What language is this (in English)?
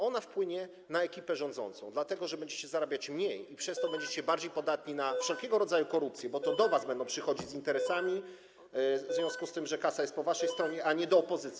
Polish